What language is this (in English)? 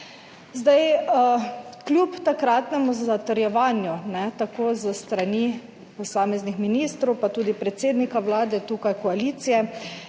Slovenian